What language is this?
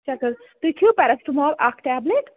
Kashmiri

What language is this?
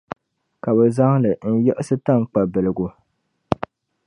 Dagbani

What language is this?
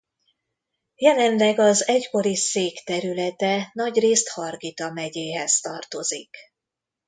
Hungarian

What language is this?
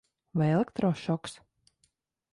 Latvian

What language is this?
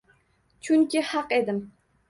Uzbek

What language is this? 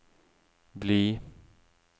Norwegian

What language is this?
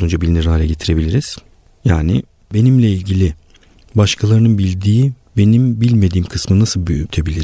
Turkish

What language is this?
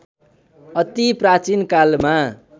Nepali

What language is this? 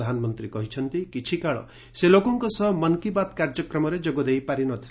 Odia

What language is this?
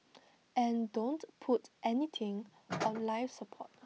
English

